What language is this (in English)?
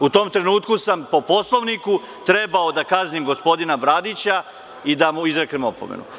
Serbian